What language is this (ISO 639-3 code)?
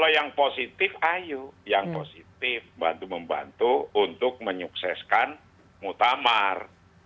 ind